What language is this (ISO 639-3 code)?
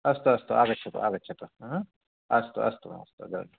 san